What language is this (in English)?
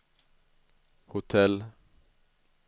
Swedish